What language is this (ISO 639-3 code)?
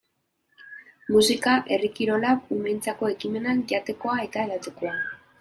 eus